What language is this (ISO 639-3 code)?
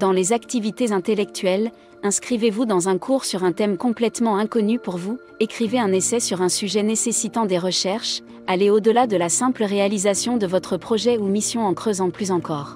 fra